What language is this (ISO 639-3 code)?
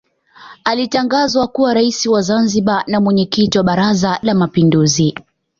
swa